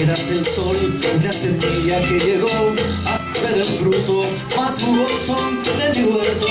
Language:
Romanian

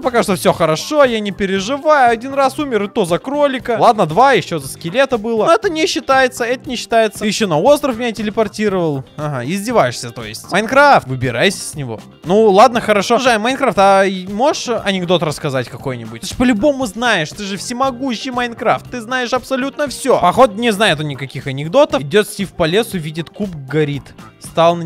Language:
Russian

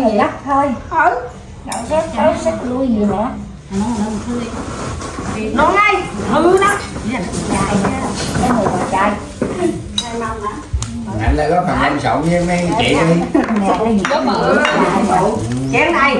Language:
Vietnamese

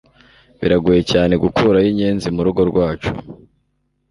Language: Kinyarwanda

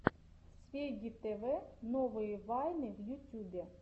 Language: Russian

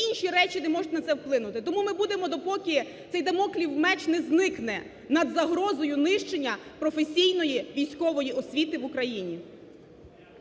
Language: Ukrainian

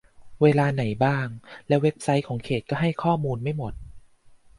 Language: Thai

